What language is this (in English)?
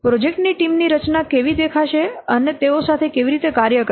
Gujarati